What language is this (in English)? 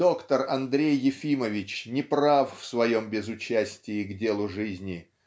Russian